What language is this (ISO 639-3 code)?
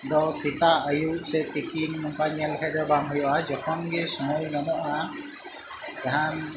sat